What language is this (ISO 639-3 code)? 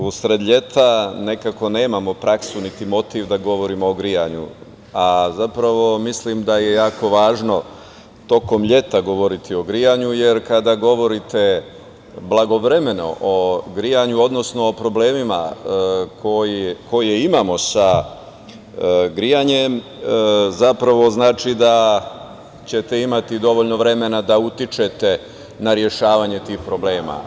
srp